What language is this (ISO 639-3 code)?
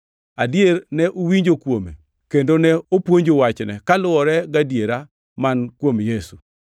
luo